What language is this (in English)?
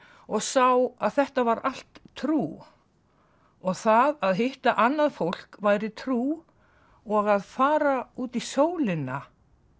Icelandic